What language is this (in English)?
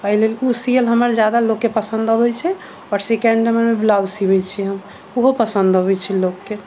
Maithili